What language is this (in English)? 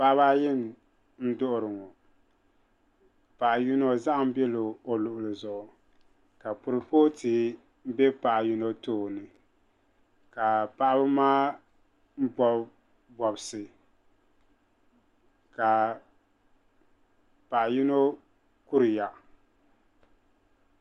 Dagbani